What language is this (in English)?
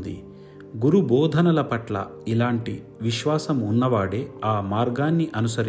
Hindi